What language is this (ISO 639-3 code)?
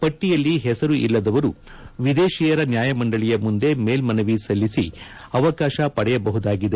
kan